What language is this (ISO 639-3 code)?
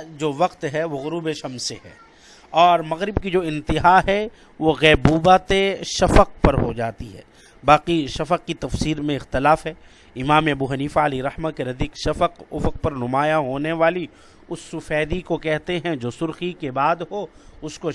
urd